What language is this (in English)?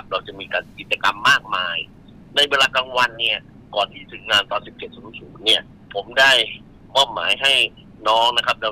Thai